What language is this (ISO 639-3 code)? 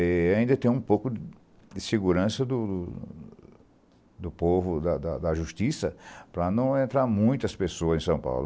por